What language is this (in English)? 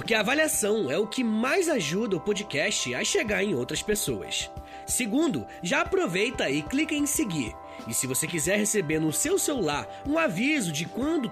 Portuguese